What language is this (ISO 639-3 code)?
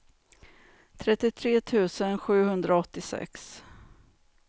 swe